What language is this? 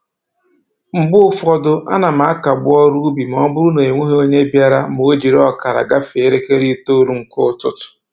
Igbo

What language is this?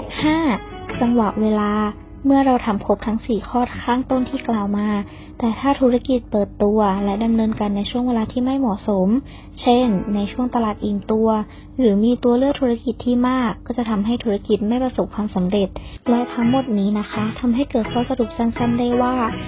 Thai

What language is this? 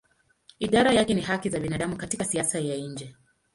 Swahili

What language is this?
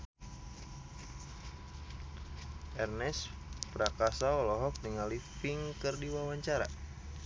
Sundanese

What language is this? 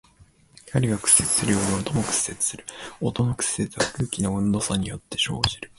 Japanese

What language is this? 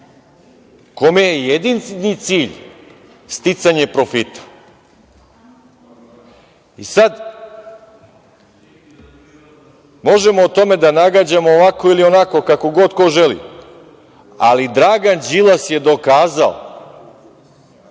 Serbian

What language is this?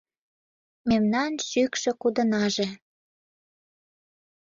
Mari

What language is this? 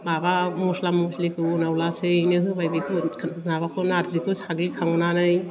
Bodo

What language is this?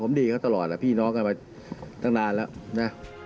Thai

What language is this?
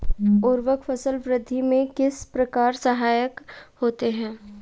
Hindi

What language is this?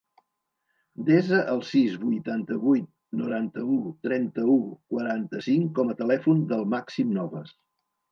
Catalan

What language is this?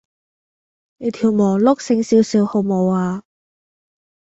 Cantonese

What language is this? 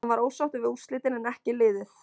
Icelandic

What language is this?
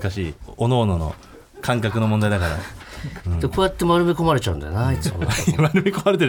Japanese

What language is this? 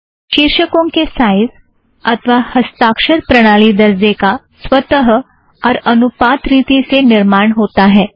Hindi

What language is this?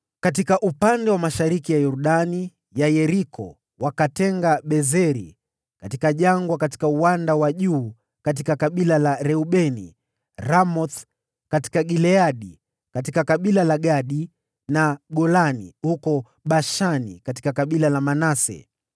Swahili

